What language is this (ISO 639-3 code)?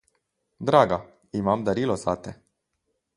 slv